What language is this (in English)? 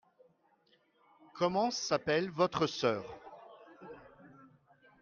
French